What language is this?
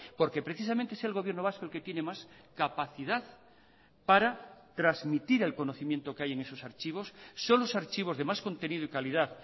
Spanish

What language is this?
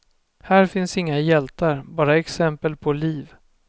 Swedish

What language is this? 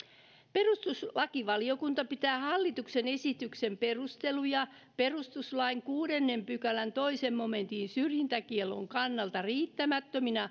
Finnish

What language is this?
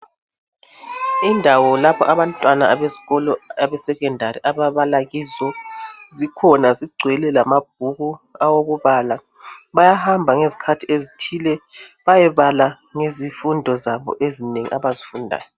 North Ndebele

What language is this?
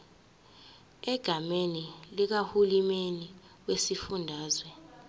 Zulu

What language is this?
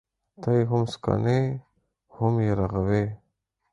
Pashto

